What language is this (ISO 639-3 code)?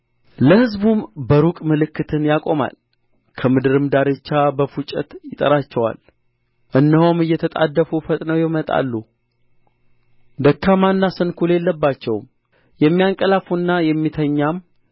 amh